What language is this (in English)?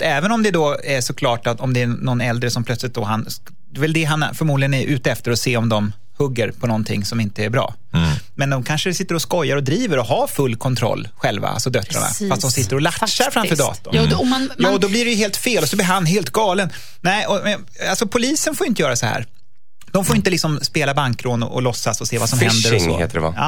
Swedish